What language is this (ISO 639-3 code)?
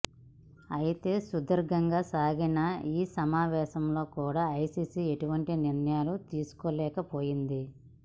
tel